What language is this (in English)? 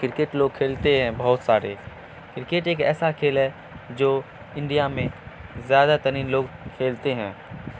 Urdu